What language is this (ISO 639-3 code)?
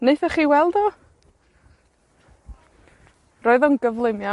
cym